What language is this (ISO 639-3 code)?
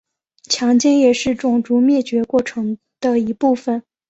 zho